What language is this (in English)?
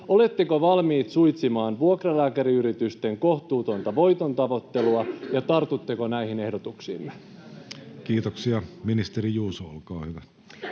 Finnish